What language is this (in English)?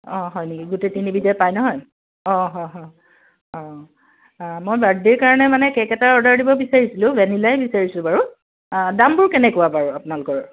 Assamese